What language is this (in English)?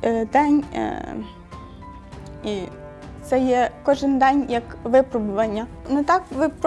Ukrainian